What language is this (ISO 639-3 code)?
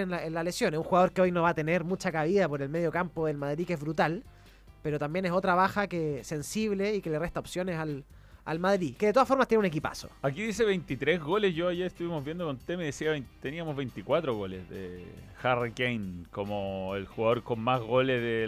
spa